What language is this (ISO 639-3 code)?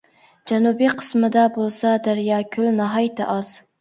uig